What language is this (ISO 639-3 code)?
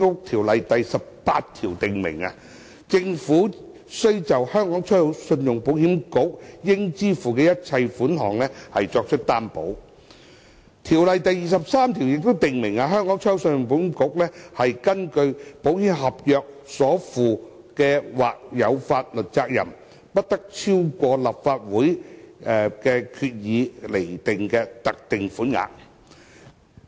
yue